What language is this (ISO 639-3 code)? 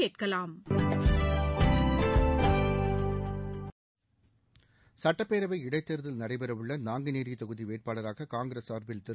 tam